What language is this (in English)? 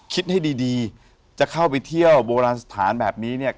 Thai